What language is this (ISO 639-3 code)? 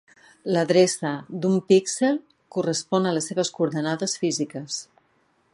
cat